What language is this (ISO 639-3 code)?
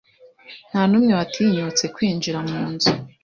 kin